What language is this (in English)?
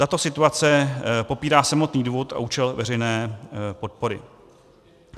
Czech